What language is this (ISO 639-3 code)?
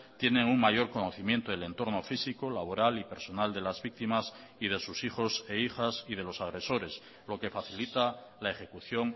spa